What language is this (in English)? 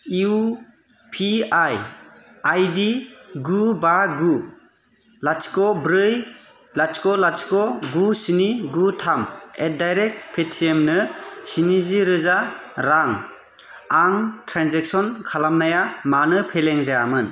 Bodo